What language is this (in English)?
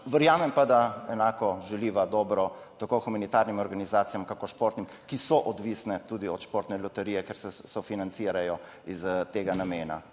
Slovenian